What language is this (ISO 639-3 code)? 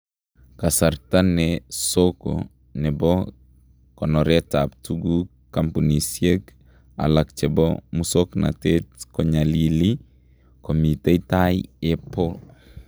kln